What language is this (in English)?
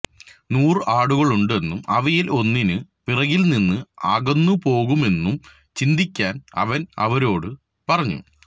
Malayalam